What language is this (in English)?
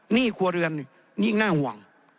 Thai